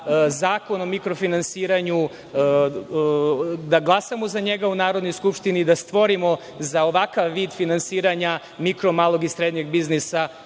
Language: Serbian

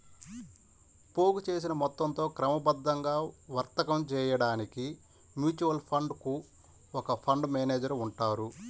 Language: Telugu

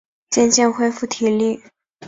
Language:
Chinese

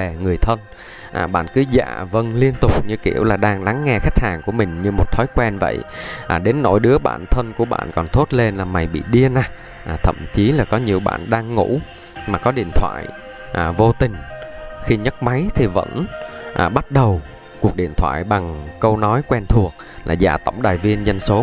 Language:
Vietnamese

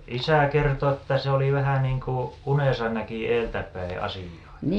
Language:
Finnish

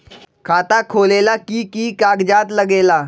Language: Magahi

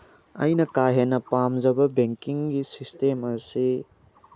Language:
Manipuri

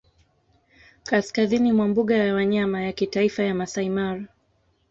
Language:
Swahili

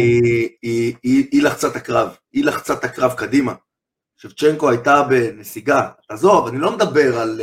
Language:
Hebrew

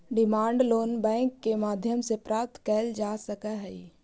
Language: Magahi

